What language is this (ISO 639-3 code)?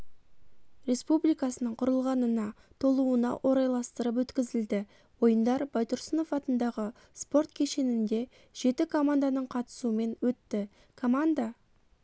kaz